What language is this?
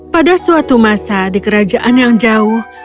Indonesian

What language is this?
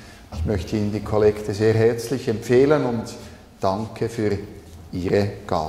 German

